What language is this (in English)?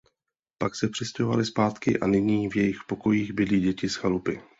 Czech